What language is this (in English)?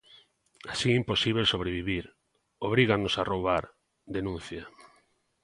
Galician